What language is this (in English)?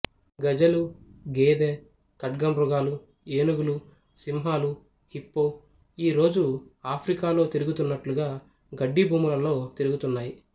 Telugu